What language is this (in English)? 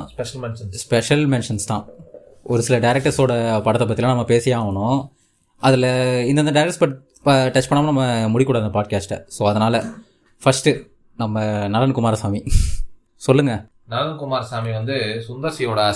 Tamil